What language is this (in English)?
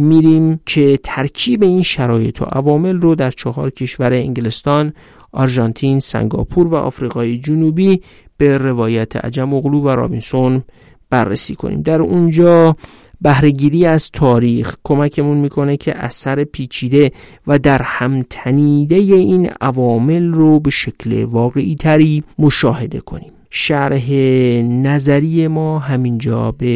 Persian